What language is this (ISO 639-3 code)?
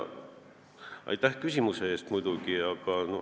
est